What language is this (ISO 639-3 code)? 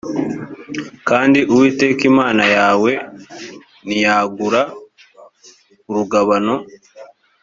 kin